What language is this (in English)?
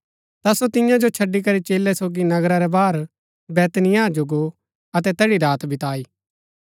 Gaddi